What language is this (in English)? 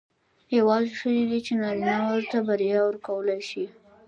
Pashto